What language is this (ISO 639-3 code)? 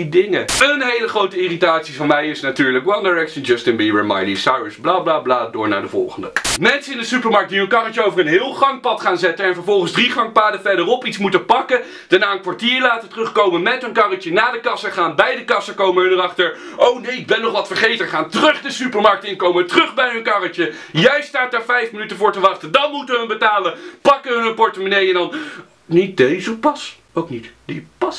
nld